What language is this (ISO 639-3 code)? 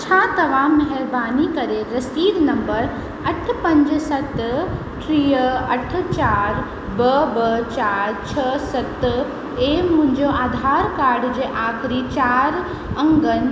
snd